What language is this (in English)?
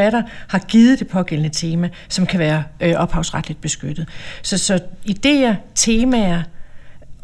Danish